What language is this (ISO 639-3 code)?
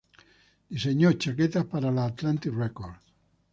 spa